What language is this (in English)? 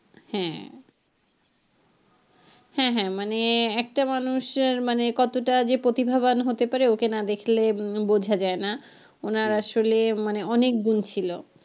Bangla